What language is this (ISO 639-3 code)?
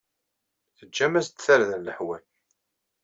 kab